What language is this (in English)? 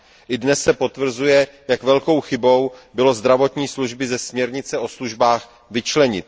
Czech